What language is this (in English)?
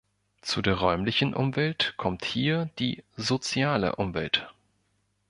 German